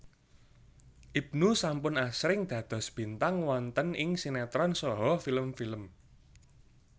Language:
Javanese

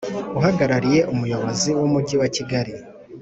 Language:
Kinyarwanda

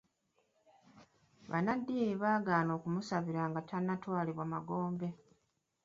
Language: Ganda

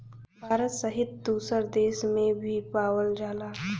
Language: Bhojpuri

